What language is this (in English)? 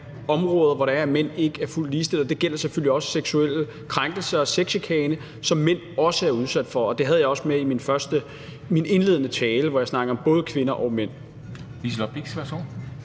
Danish